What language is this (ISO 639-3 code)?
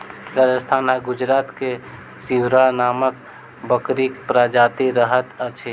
mai